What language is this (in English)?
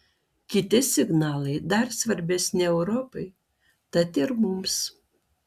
Lithuanian